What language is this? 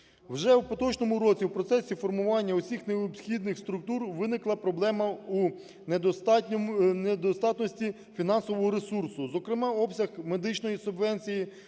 Ukrainian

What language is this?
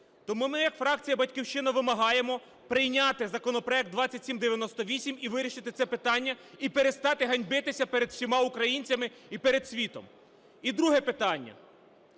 Ukrainian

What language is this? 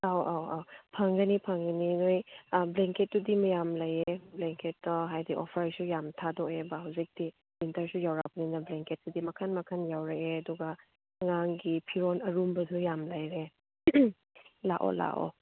Manipuri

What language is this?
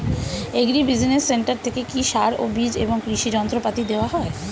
Bangla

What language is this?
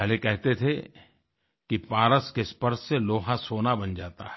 Hindi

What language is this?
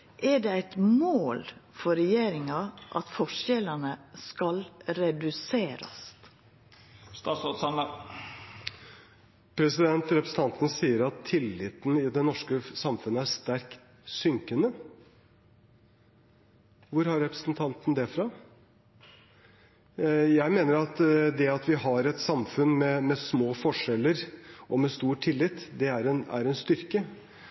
Norwegian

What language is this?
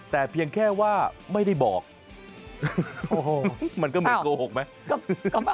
Thai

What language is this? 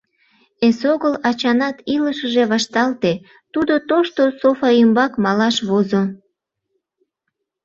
Mari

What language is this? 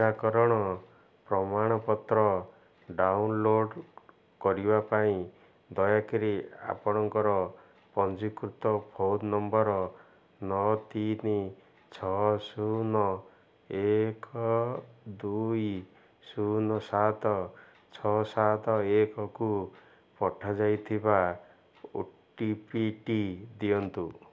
Odia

